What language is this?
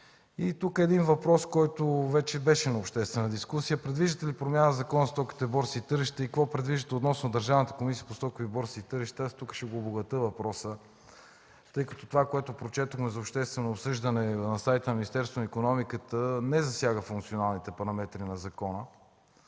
Bulgarian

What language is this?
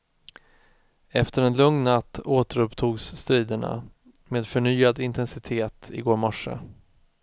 Swedish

